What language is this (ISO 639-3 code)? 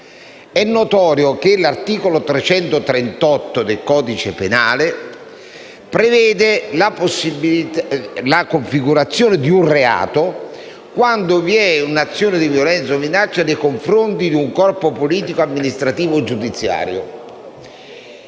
ita